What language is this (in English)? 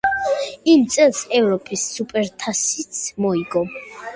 Georgian